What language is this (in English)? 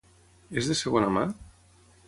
Catalan